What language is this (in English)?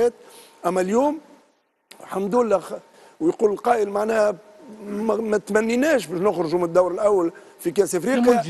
Arabic